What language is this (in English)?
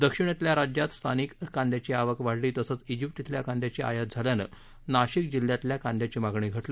Marathi